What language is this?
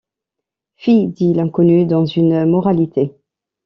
French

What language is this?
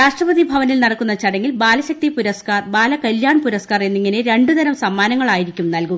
Malayalam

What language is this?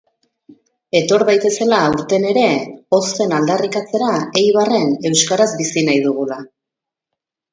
Basque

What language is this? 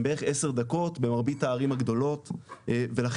Hebrew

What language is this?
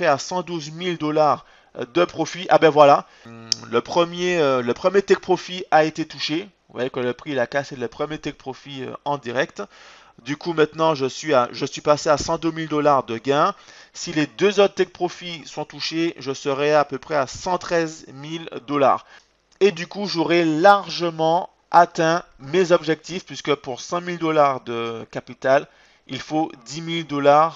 French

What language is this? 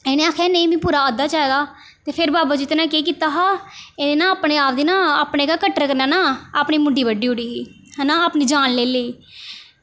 Dogri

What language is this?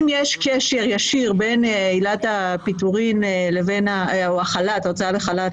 Hebrew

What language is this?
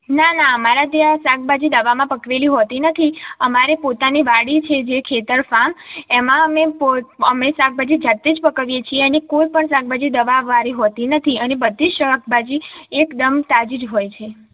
Gujarati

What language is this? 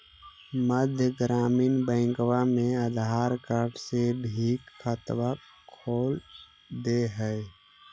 Magahi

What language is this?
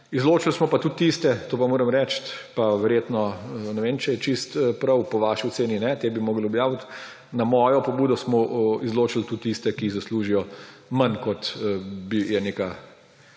Slovenian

